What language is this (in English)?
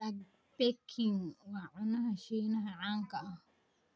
Somali